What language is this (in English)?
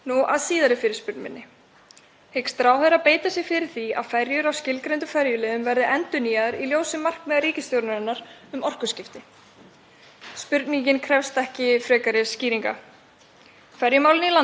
Icelandic